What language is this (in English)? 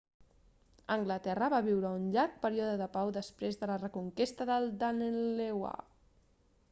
Catalan